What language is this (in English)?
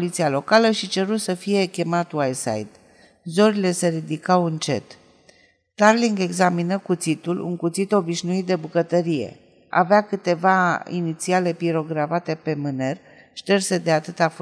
Romanian